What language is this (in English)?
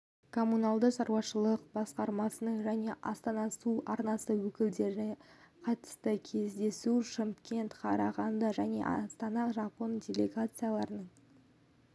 Kazakh